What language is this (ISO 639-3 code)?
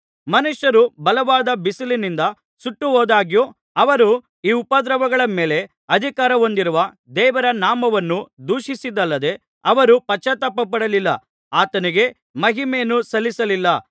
kan